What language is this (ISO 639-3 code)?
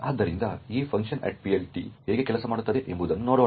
kan